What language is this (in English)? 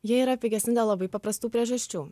Lithuanian